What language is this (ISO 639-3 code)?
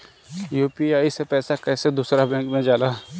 bho